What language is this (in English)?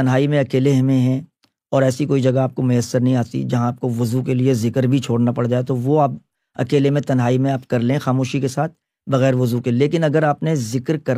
Urdu